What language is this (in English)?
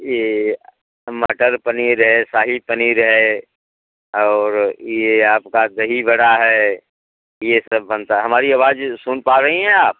Hindi